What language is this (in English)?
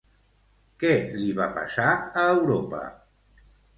Catalan